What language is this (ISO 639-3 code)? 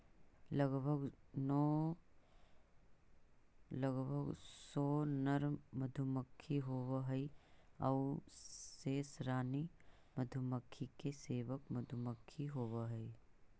mag